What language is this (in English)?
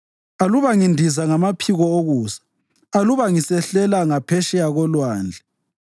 North Ndebele